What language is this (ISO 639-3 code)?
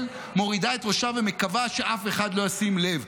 heb